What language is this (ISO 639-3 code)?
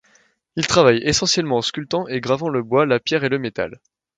fra